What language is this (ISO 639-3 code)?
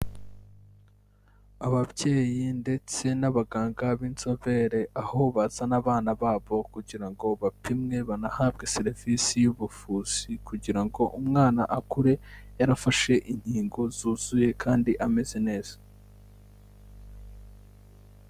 kin